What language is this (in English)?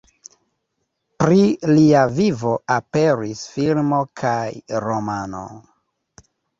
Esperanto